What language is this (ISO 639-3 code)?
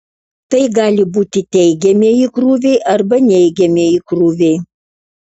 lit